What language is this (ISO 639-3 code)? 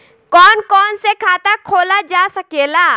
bho